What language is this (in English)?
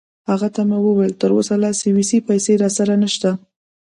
Pashto